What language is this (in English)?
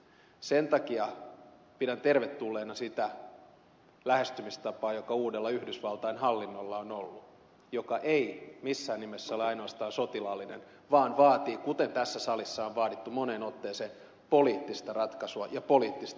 Finnish